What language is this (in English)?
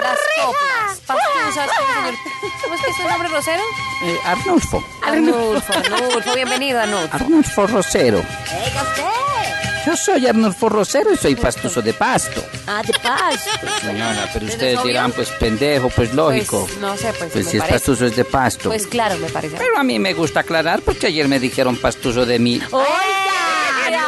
Spanish